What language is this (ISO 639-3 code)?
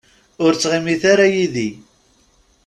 kab